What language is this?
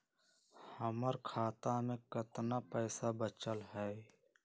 Magahi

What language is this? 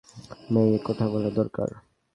Bangla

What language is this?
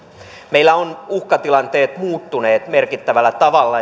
Finnish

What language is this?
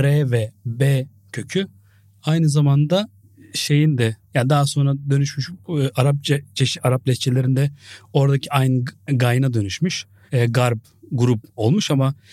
Turkish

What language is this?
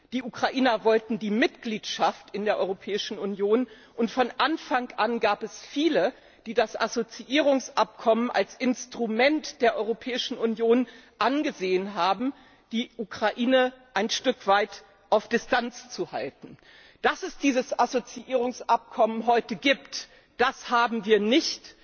German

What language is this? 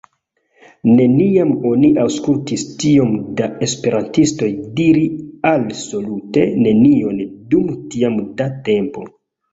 Esperanto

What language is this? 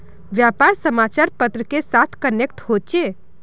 Magahi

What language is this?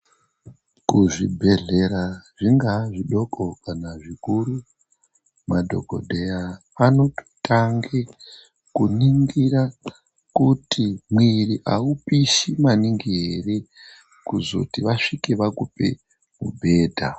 Ndau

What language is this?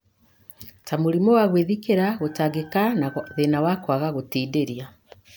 Kikuyu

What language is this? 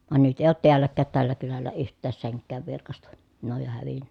Finnish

